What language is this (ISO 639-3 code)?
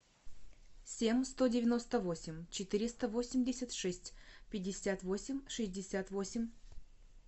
rus